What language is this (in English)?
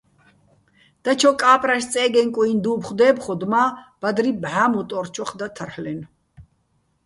Bats